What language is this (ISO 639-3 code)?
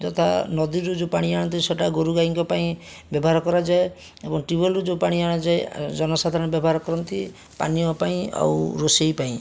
ori